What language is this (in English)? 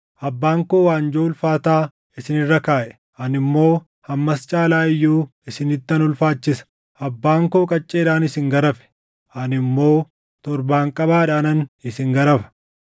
Oromo